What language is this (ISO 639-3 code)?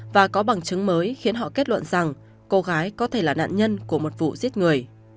vie